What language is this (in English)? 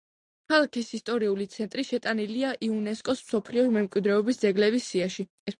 Georgian